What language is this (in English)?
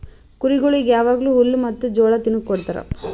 Kannada